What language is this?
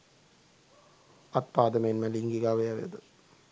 Sinhala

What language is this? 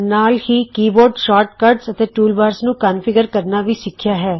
Punjabi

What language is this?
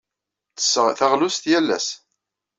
Kabyle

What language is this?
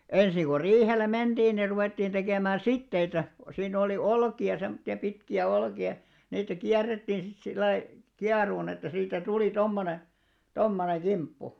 Finnish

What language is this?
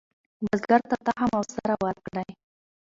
Pashto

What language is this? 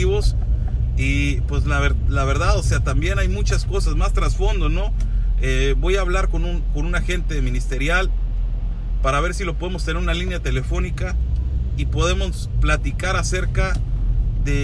Spanish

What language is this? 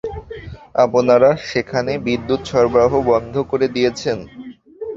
Bangla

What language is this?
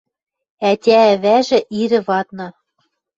Western Mari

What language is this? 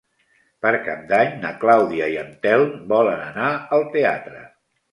Catalan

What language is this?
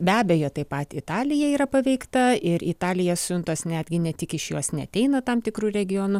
Lithuanian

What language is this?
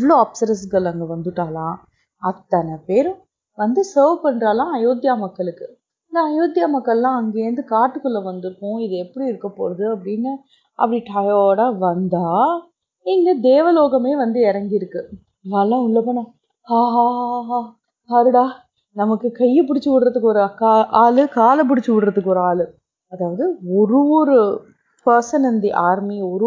Tamil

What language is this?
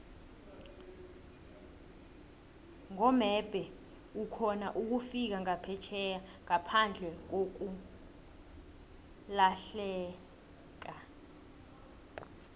South Ndebele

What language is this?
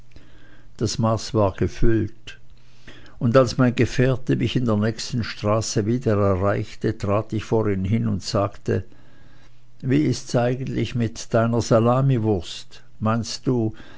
German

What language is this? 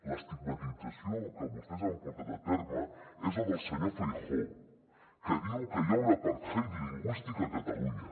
Catalan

